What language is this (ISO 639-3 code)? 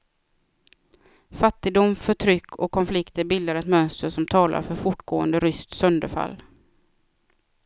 swe